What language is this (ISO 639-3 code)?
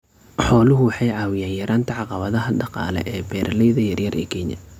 som